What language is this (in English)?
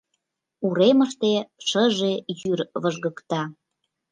Mari